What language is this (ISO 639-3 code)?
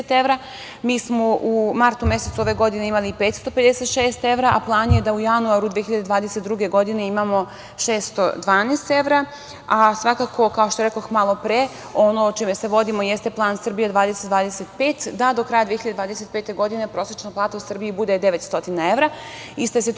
srp